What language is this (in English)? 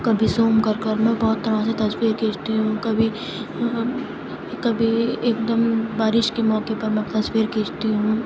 Urdu